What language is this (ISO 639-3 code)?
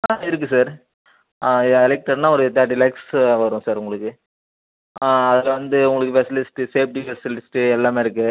tam